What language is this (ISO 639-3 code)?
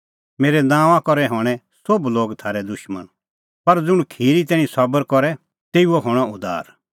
kfx